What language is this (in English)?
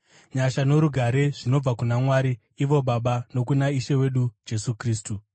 Shona